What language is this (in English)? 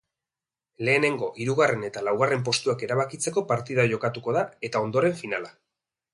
Basque